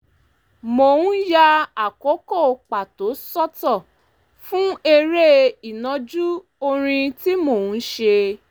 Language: Yoruba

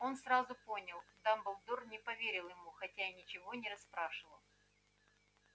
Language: Russian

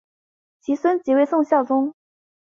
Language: Chinese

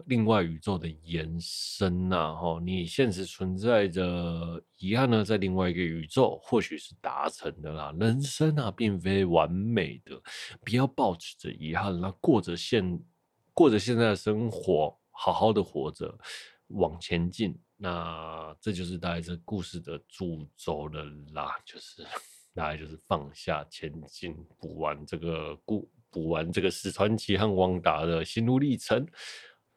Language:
Chinese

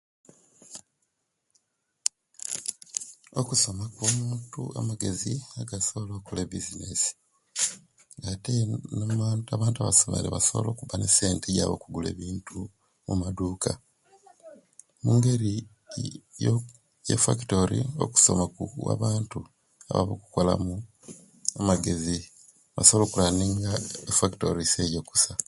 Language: Kenyi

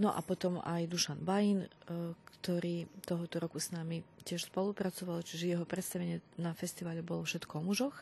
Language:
Slovak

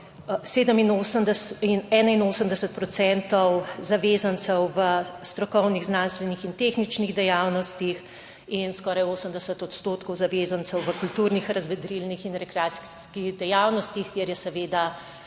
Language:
Slovenian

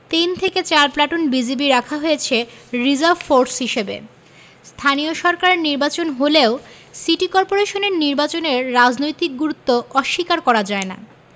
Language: Bangla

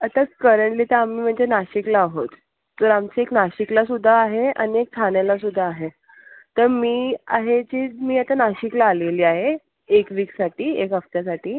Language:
Marathi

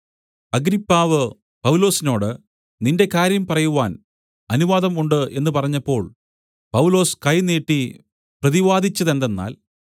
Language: Malayalam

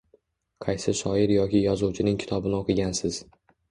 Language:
Uzbek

